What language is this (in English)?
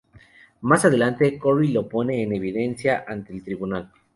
Spanish